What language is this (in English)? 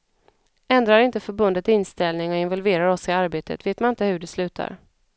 Swedish